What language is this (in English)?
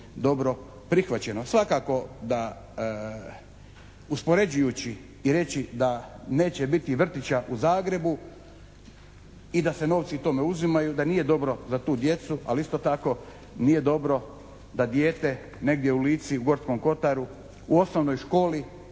Croatian